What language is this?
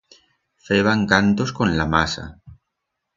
Aragonese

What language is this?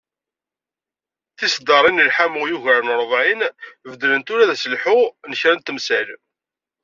Kabyle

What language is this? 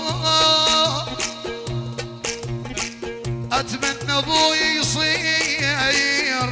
Arabic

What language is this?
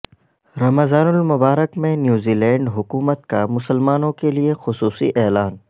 Urdu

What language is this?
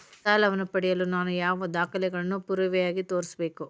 Kannada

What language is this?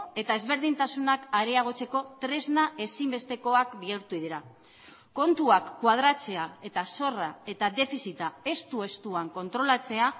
Basque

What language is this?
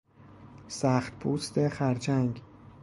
Persian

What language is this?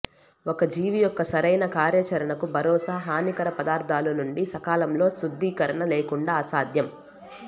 Telugu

